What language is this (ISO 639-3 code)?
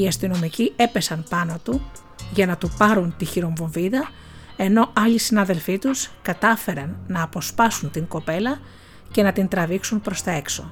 ell